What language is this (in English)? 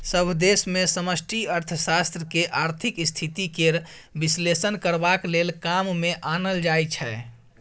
Maithili